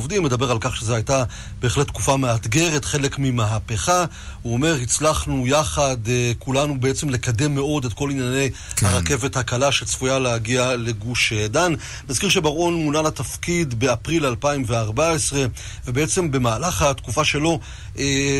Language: Hebrew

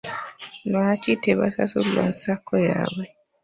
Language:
Ganda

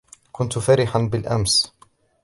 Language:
Arabic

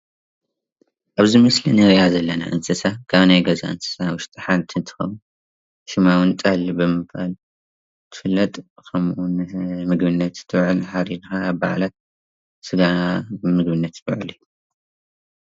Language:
Tigrinya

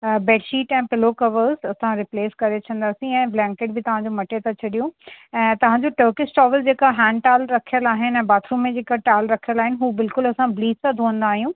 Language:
Sindhi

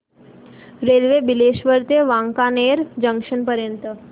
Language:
Marathi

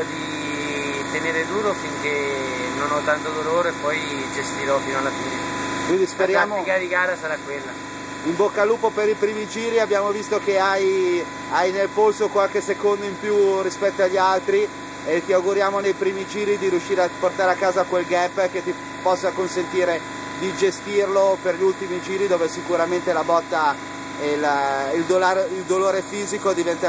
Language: Italian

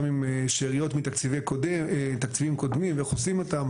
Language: Hebrew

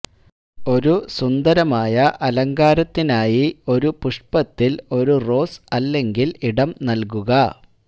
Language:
Malayalam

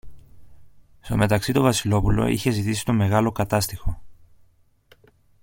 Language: Greek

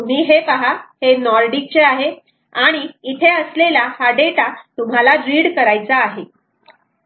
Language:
Marathi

